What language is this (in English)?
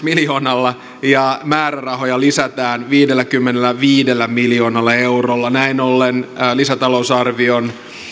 Finnish